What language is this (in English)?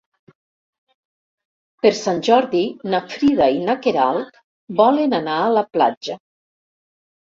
Catalan